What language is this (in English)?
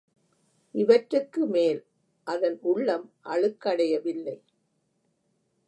Tamil